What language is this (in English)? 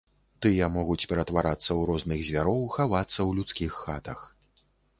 Belarusian